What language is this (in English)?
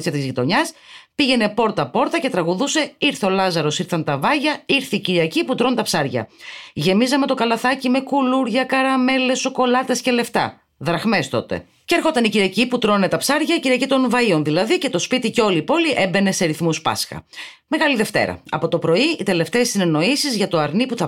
Greek